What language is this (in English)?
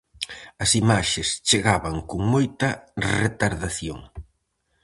Galician